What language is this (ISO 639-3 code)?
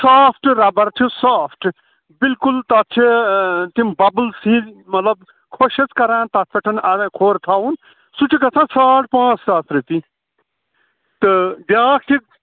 kas